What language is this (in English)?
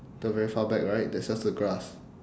English